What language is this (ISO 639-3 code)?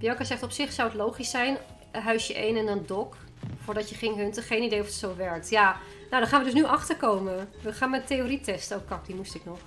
nld